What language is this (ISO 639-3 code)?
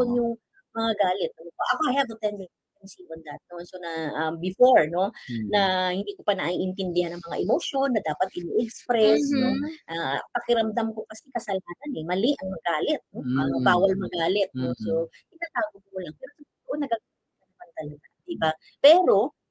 fil